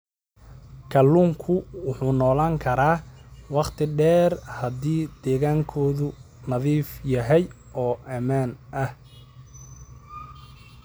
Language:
Somali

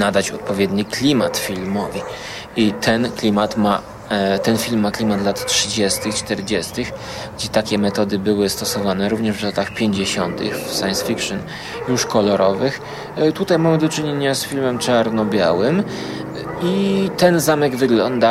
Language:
Polish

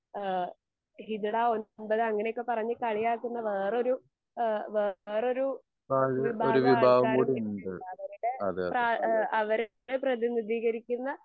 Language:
Malayalam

